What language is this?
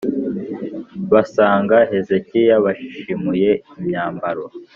Kinyarwanda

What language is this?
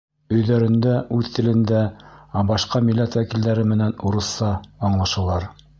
Bashkir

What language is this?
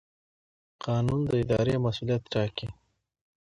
Pashto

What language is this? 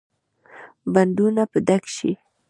Pashto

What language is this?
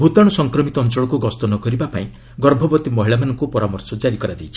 Odia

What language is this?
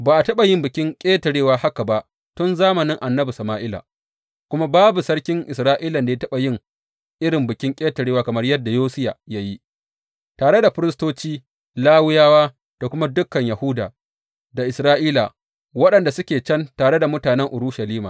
Hausa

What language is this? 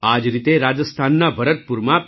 Gujarati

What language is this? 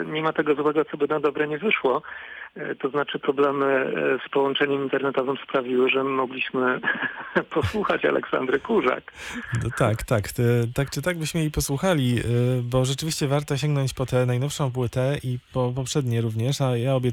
Polish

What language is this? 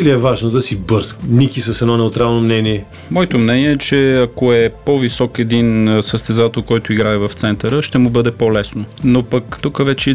Bulgarian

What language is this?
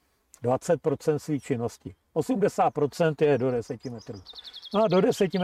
Czech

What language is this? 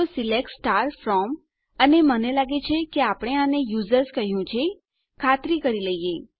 Gujarati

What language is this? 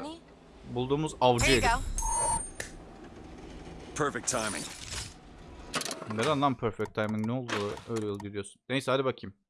Turkish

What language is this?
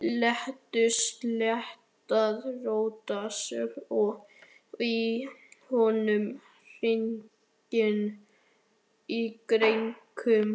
Icelandic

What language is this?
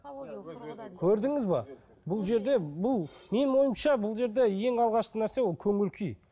Kazakh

